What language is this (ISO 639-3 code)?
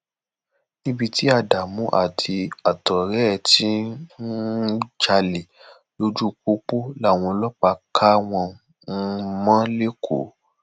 yor